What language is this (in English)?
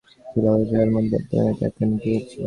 Bangla